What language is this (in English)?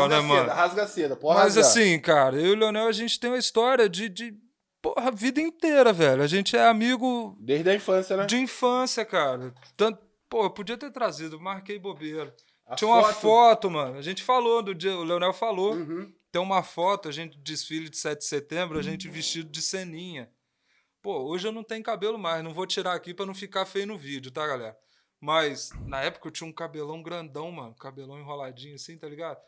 Portuguese